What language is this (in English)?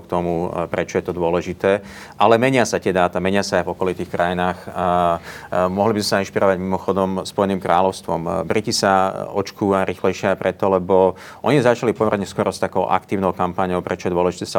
Slovak